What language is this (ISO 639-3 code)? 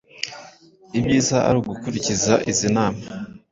kin